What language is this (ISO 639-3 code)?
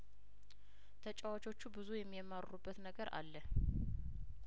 amh